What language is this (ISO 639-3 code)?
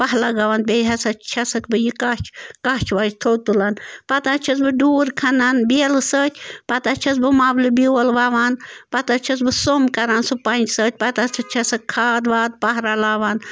kas